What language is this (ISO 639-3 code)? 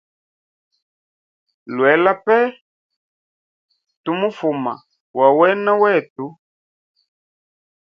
hem